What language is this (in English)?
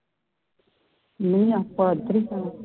Punjabi